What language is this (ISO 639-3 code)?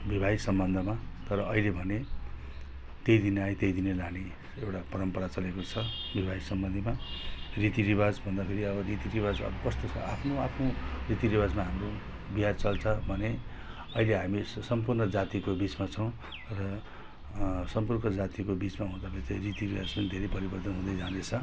nep